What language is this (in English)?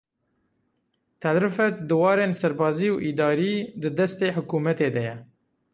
Kurdish